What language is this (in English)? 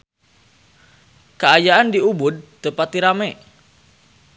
Sundanese